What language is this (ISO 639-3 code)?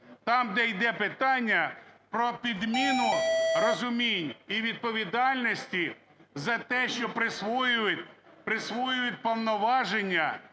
ukr